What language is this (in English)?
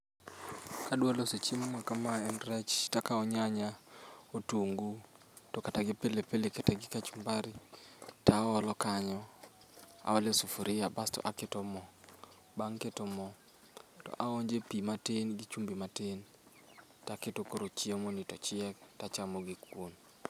Luo (Kenya and Tanzania)